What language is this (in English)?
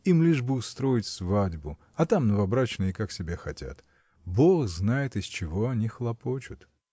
Russian